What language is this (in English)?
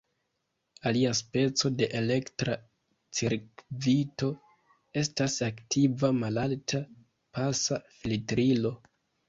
Esperanto